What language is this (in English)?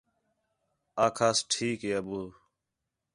Khetrani